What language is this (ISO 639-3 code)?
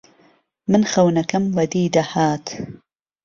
ckb